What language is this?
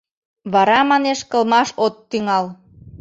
Mari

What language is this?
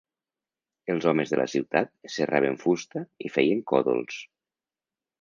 Catalan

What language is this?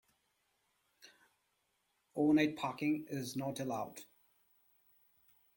English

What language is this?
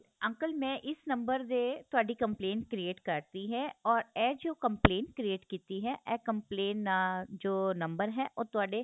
Punjabi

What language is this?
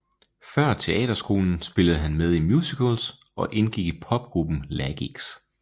Danish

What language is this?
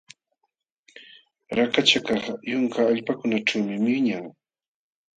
Jauja Wanca Quechua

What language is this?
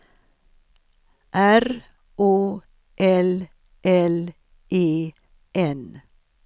Swedish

